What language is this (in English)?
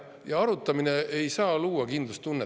Estonian